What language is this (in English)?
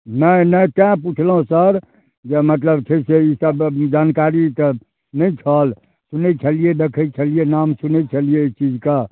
Maithili